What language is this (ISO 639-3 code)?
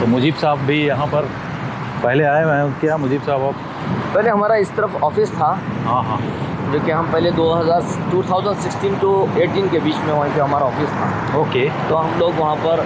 hin